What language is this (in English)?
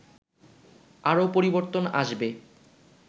Bangla